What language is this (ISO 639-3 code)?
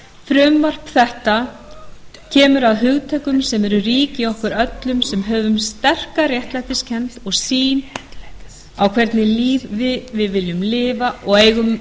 isl